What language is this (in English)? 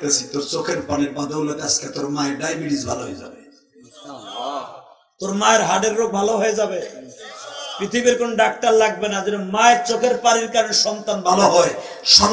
Turkish